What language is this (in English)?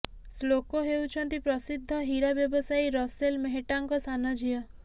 Odia